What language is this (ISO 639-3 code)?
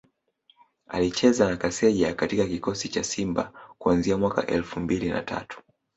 swa